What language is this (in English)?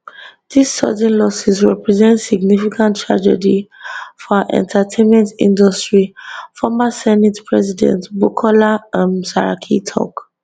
Nigerian Pidgin